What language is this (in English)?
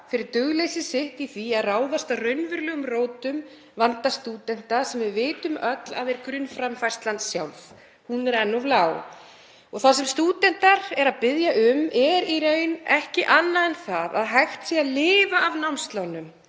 Icelandic